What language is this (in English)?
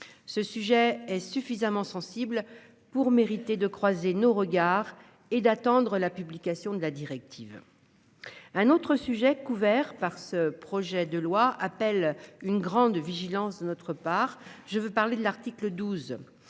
French